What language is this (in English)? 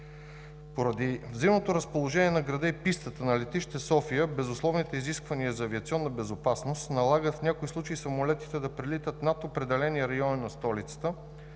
Bulgarian